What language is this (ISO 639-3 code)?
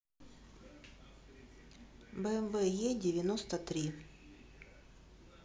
rus